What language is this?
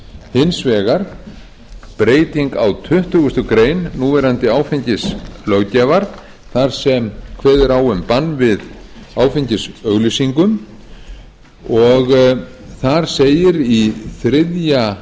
Icelandic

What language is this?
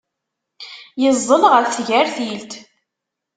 Kabyle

